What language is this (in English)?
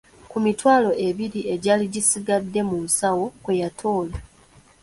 Ganda